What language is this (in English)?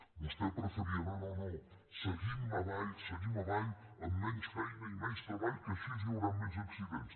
Catalan